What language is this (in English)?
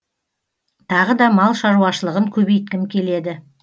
Kazakh